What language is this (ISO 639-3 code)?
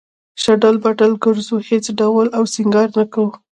pus